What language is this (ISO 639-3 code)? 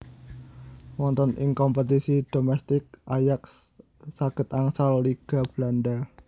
jav